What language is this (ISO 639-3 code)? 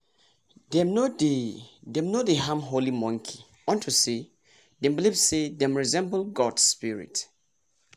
pcm